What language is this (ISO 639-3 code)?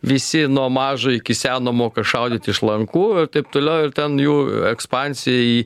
lit